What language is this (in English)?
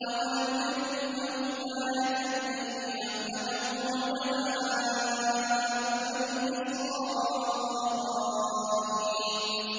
Arabic